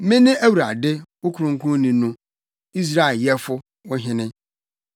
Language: Akan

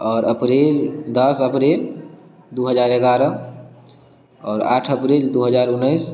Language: Maithili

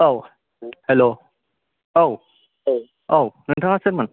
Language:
Bodo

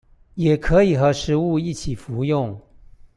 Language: Chinese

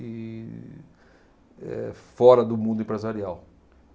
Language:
Portuguese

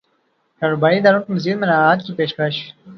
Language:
Urdu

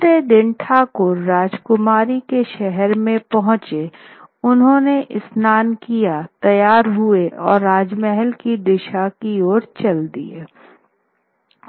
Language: Hindi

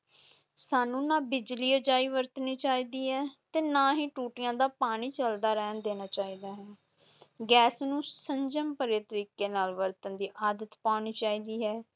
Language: Punjabi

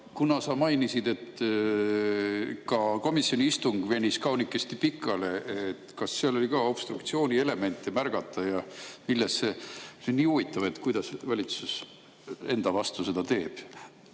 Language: Estonian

